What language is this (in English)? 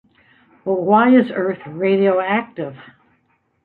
English